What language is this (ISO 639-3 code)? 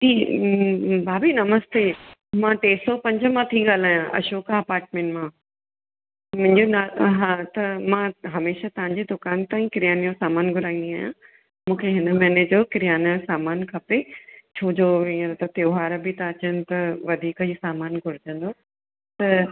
snd